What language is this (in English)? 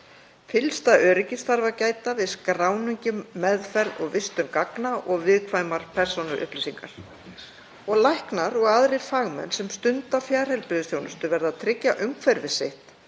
Icelandic